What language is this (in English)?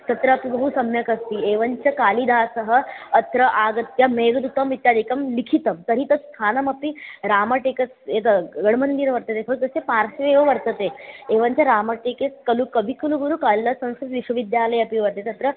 Sanskrit